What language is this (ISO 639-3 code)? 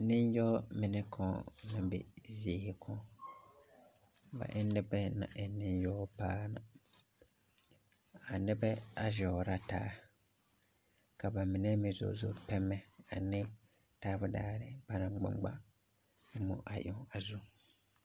dga